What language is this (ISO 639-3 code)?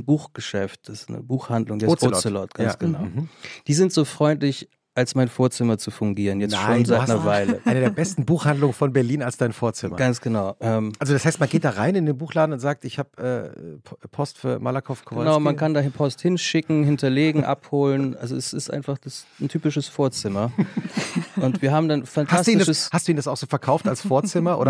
deu